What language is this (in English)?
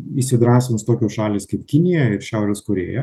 Lithuanian